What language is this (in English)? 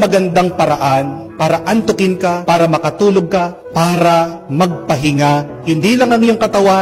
Filipino